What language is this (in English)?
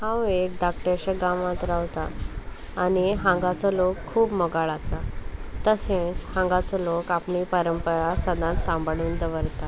Konkani